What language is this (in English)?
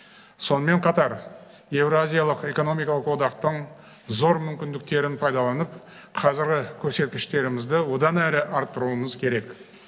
Kazakh